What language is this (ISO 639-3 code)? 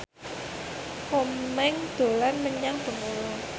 jav